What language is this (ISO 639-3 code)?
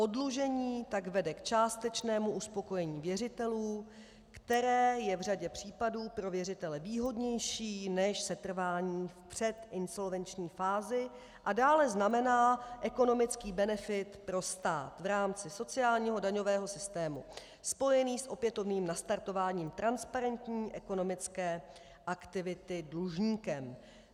ces